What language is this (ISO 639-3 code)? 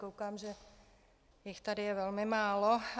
ces